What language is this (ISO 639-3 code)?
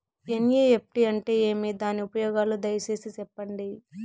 tel